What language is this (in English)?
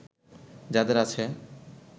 Bangla